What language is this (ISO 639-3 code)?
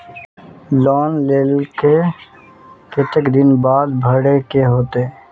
mag